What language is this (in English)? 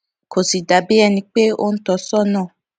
Yoruba